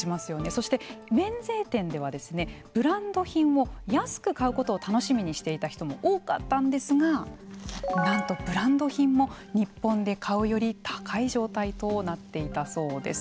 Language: Japanese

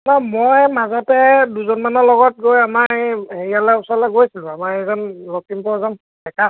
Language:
Assamese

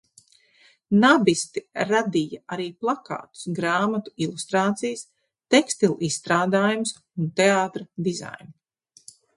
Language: Latvian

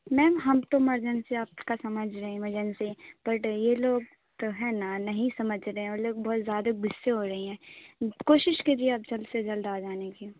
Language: Urdu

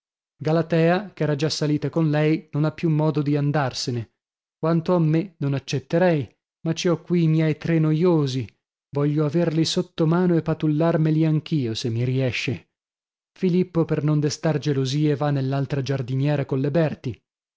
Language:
Italian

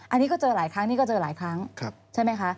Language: Thai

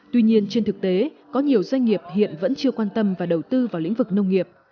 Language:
Vietnamese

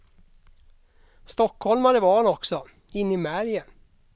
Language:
Swedish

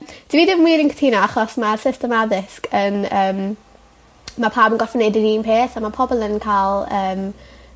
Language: Welsh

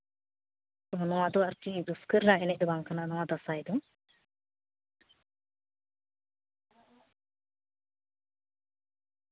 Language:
Santali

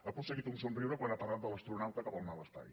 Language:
Catalan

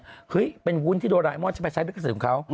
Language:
Thai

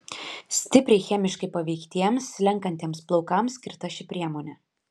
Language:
Lithuanian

